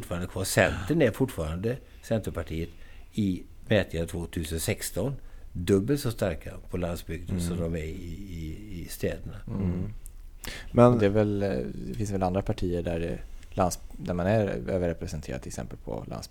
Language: Swedish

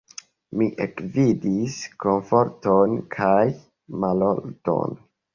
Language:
Esperanto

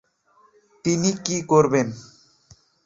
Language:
Bangla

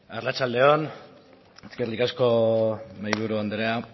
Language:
Basque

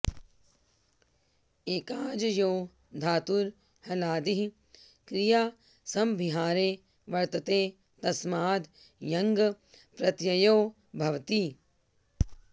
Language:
Sanskrit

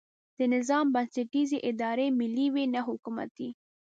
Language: Pashto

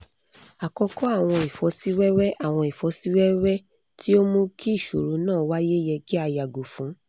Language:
Yoruba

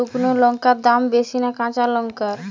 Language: Bangla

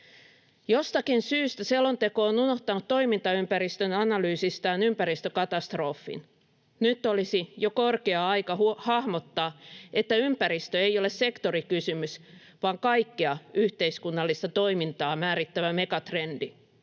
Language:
Finnish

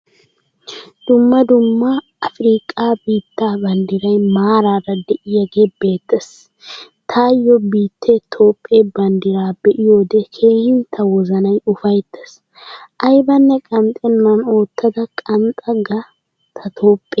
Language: Wolaytta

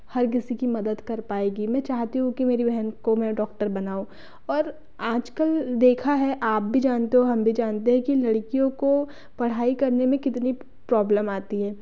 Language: Hindi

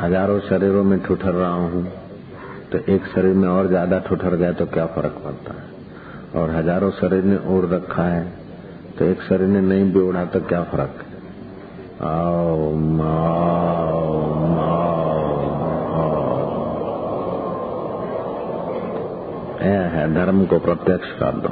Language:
Hindi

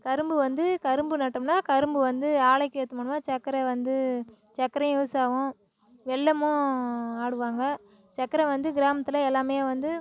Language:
Tamil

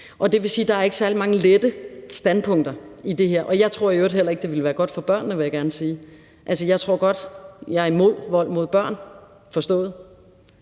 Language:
Danish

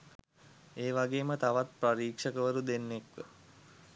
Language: Sinhala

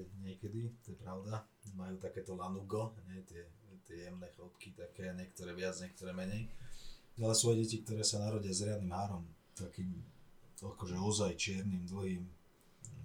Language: Slovak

